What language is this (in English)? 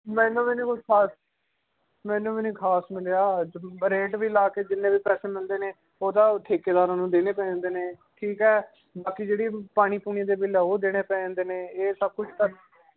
Punjabi